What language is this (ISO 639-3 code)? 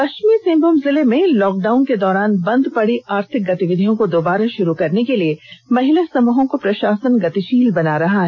hin